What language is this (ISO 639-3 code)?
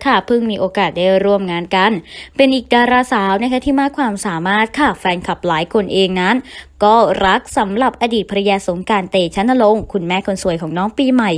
tha